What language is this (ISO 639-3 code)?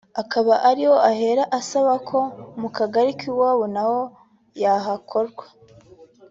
kin